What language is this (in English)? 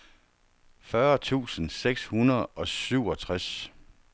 Danish